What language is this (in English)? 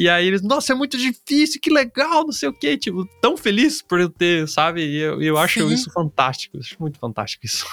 Portuguese